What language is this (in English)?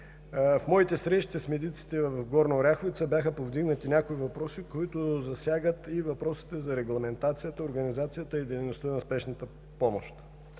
Bulgarian